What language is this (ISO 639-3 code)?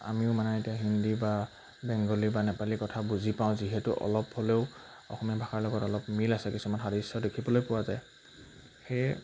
asm